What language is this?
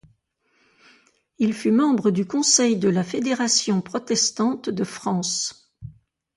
French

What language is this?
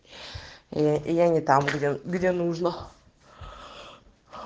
Russian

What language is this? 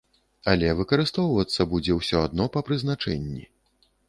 Belarusian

